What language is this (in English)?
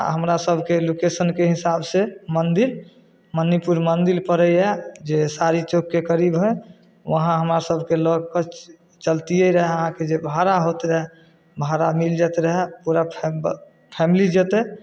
Maithili